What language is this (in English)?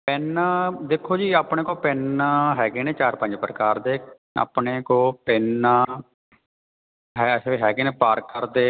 Punjabi